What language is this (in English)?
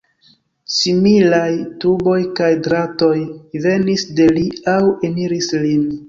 Esperanto